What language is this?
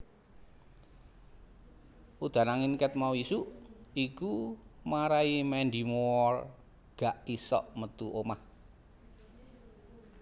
Javanese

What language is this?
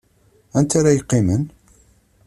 Kabyle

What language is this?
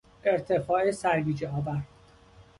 Persian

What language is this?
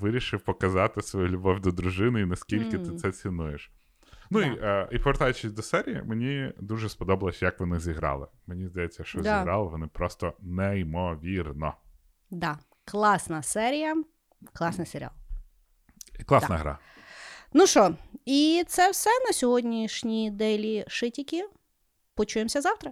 Ukrainian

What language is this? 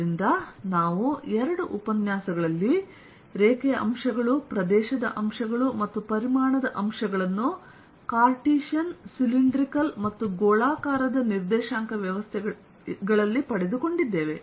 Kannada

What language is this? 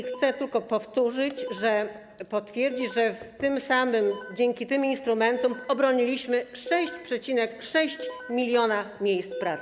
Polish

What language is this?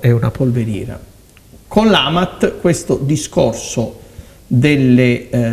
Italian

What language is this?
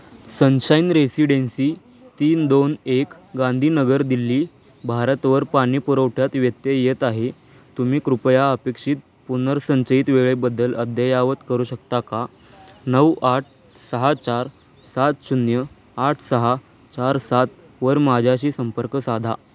Marathi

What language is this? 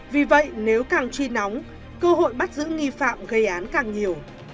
Vietnamese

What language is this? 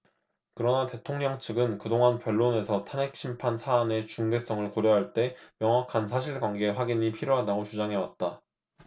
Korean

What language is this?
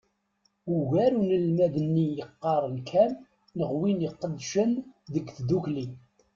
Kabyle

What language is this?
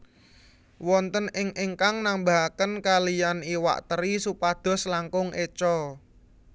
Javanese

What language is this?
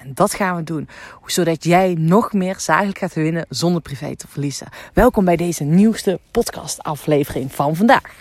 Dutch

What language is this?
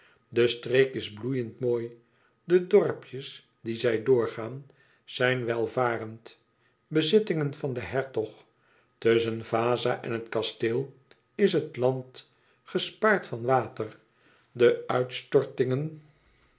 Dutch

